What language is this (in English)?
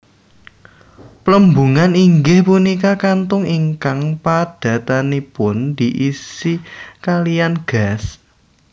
Javanese